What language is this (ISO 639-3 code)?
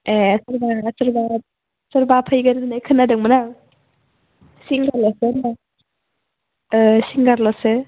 brx